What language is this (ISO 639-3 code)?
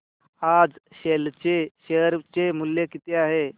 mar